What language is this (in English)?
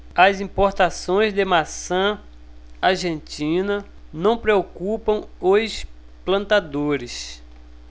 Portuguese